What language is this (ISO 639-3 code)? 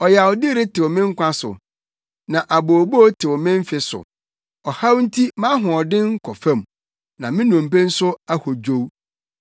aka